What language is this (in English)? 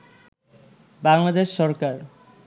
Bangla